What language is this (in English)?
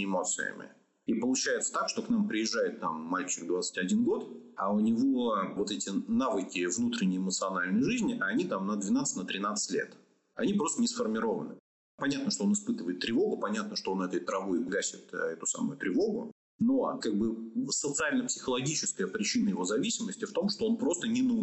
Russian